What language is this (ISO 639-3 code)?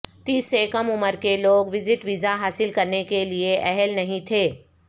urd